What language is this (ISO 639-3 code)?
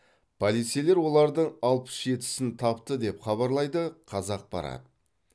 kaz